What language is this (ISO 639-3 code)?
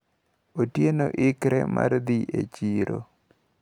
luo